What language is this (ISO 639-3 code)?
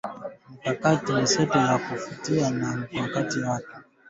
swa